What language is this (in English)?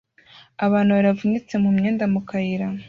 Kinyarwanda